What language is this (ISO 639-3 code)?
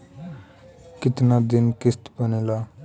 bho